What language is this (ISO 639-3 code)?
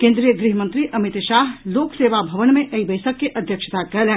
mai